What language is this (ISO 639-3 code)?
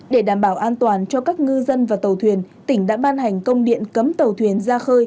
vie